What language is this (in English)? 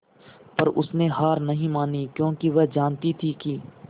Hindi